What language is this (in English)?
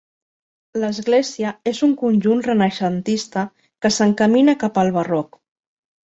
Catalan